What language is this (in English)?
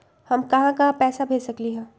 Magahi